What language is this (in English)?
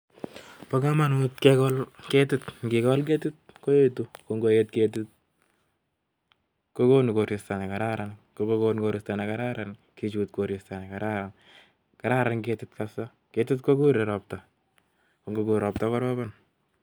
Kalenjin